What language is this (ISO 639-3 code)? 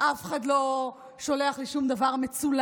heb